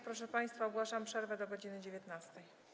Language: Polish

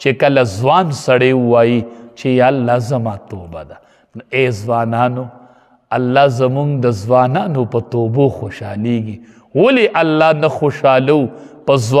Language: Arabic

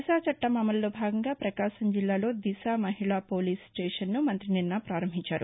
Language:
Telugu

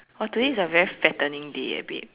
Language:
English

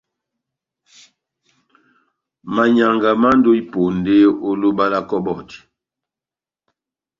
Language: Batanga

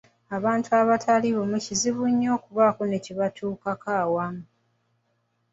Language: Ganda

